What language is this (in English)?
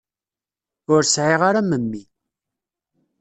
Kabyle